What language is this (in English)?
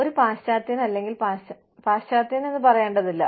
Malayalam